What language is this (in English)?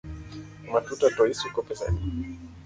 Luo (Kenya and Tanzania)